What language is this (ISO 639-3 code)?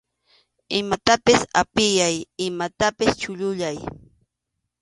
qxu